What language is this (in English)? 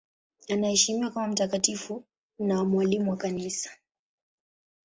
Swahili